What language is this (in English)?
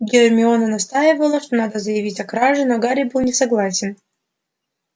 Russian